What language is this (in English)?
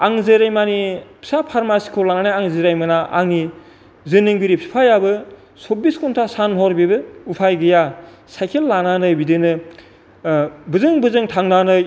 Bodo